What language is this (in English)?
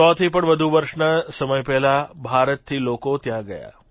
Gujarati